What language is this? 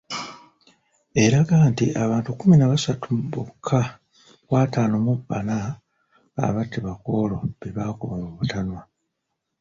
Ganda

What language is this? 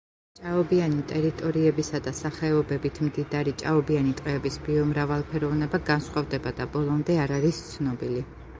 Georgian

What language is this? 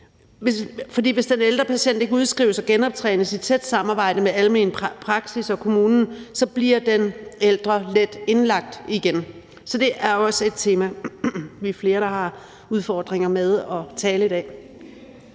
Danish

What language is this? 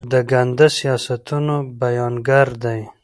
Pashto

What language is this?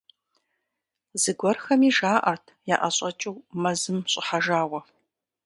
Kabardian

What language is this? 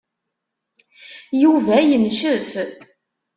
Kabyle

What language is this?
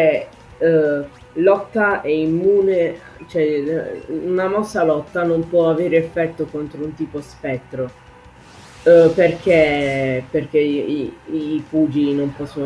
Italian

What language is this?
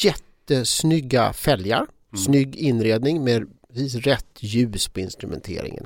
Swedish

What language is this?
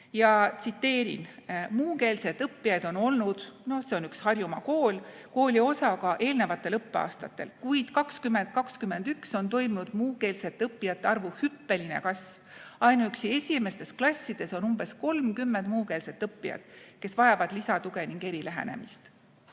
Estonian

